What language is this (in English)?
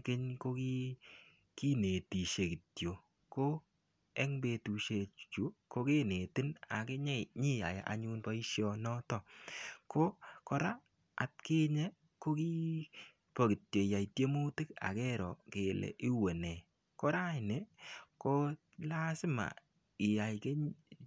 Kalenjin